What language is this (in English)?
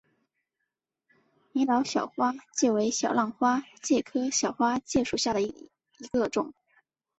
Chinese